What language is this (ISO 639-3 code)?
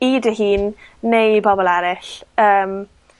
cym